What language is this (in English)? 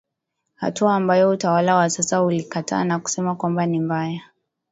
Swahili